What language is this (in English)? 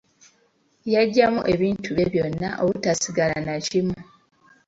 Ganda